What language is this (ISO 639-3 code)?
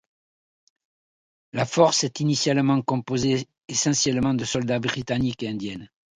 fra